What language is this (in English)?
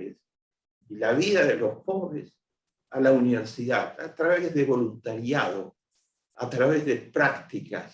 Spanish